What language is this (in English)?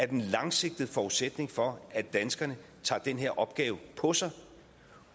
Danish